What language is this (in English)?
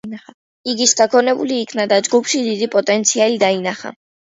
Georgian